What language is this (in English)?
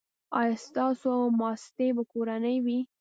Pashto